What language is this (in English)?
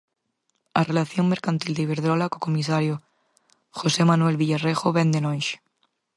Galician